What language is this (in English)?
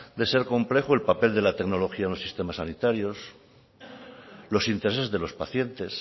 Spanish